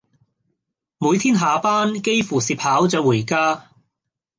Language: Cantonese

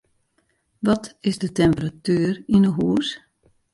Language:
Western Frisian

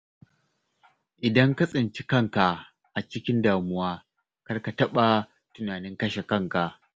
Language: Hausa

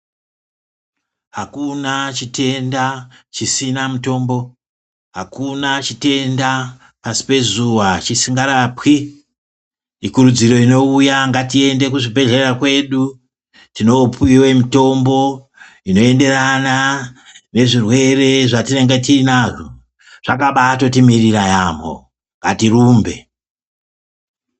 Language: Ndau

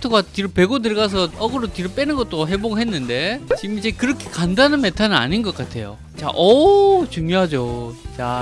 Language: Korean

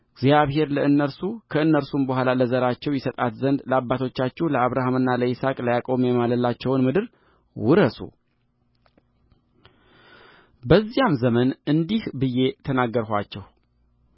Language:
Amharic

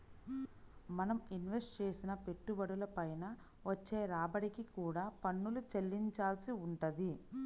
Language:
Telugu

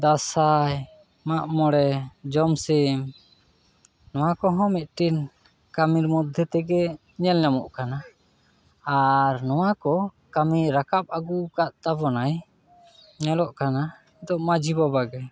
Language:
Santali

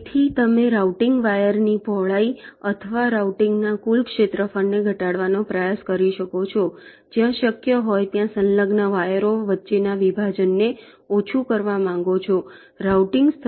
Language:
Gujarati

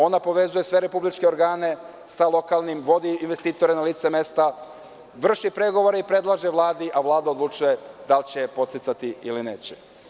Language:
Serbian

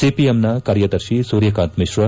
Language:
Kannada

